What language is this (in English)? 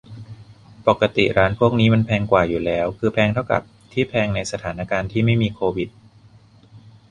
Thai